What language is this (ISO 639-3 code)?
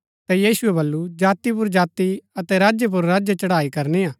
gbk